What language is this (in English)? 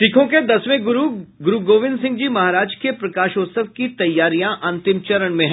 Hindi